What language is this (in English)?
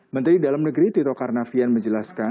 Indonesian